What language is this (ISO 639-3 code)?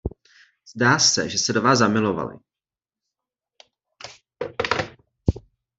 ces